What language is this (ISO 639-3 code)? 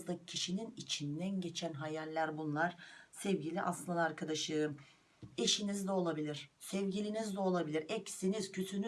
tur